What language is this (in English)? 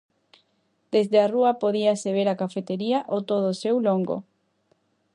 Galician